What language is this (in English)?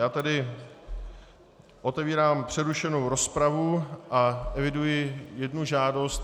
Czech